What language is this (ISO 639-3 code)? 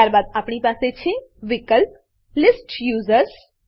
guj